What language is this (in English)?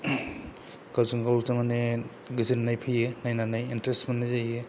Bodo